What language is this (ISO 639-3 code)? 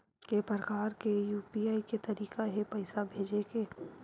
hne